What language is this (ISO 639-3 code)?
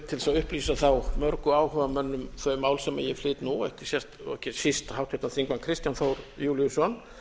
isl